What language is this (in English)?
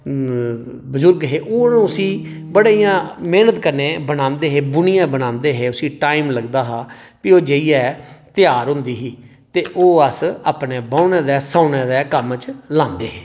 Dogri